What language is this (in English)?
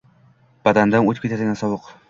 Uzbek